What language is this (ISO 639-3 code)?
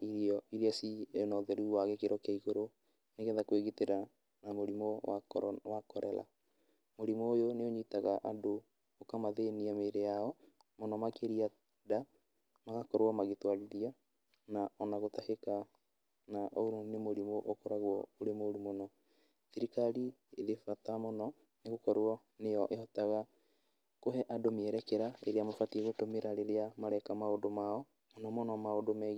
kik